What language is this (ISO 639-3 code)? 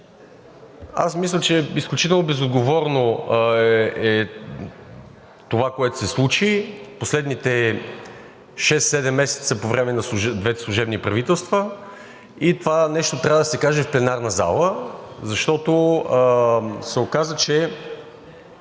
bul